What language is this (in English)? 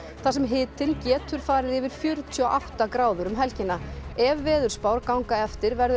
Icelandic